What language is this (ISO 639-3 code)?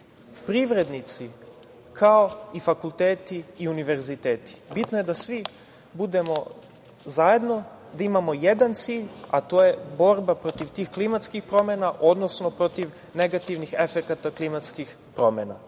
srp